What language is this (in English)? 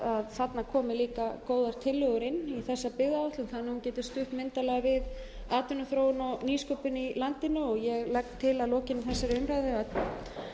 Icelandic